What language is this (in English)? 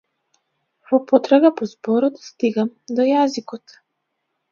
Macedonian